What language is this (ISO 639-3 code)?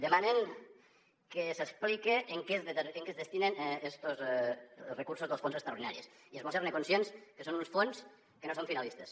cat